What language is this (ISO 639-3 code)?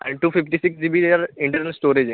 mar